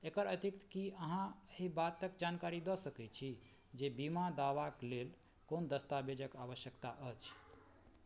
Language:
Maithili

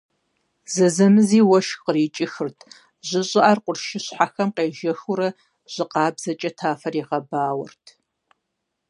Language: Kabardian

